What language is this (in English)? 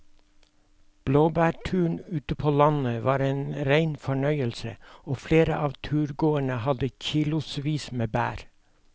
Norwegian